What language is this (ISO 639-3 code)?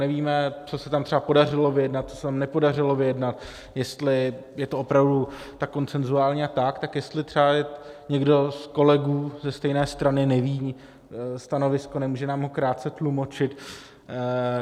ces